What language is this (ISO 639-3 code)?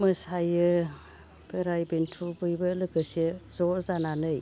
brx